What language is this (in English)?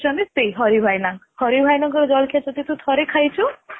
Odia